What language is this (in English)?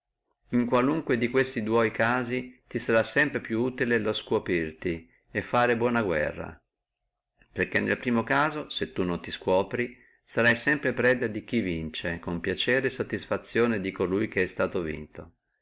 Italian